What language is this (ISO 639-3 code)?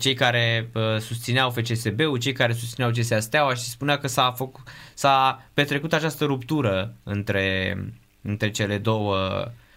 ron